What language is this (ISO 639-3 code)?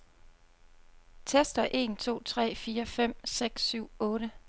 dan